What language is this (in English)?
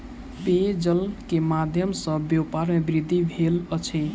Maithili